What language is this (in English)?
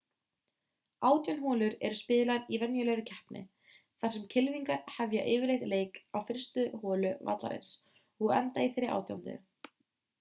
Icelandic